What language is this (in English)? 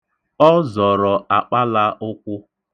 Igbo